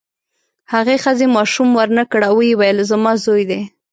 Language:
Pashto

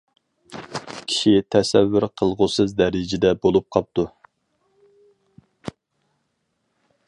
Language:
Uyghur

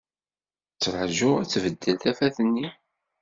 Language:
Kabyle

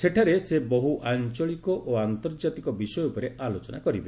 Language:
Odia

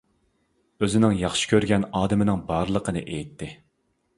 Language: Uyghur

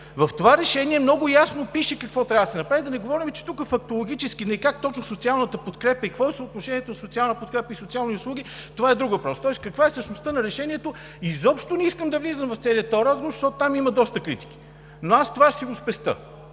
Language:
Bulgarian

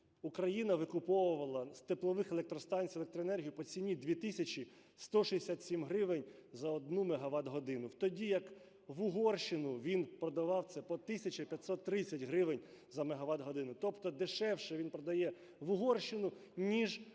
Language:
Ukrainian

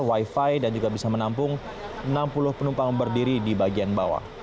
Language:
Indonesian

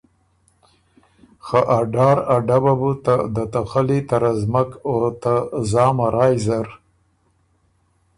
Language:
Ormuri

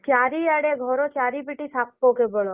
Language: Odia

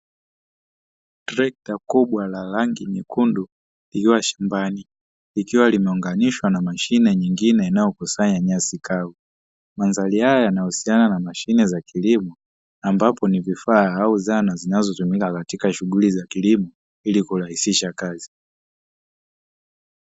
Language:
Swahili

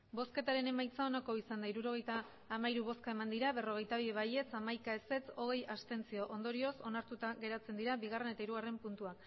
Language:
Basque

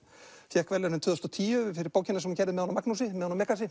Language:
Icelandic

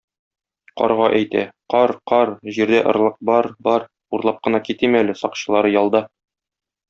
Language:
Tatar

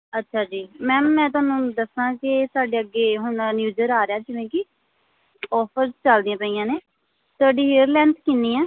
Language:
Punjabi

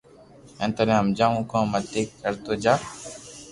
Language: Loarki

